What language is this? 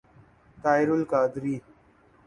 Urdu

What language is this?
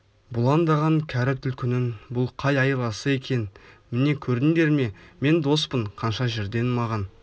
Kazakh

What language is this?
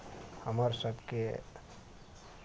Maithili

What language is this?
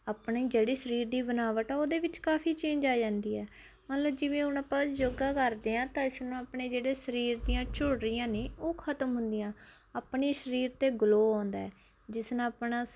Punjabi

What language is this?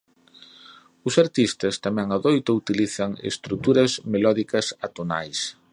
Galician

